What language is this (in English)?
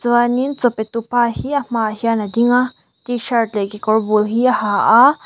Mizo